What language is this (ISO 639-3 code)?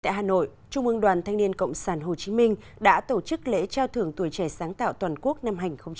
vie